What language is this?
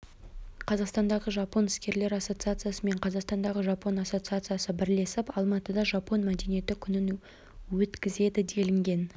Kazakh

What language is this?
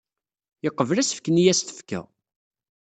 Kabyle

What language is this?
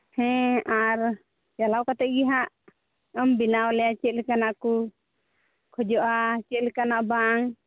Santali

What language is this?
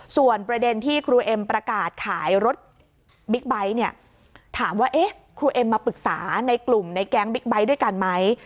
Thai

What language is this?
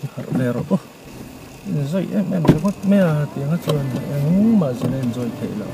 Thai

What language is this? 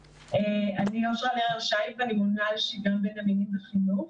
Hebrew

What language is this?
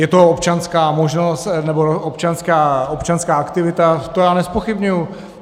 Czech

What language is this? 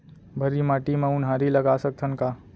Chhattisgarhi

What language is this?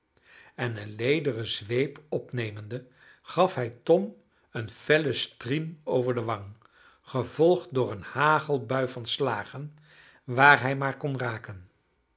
Dutch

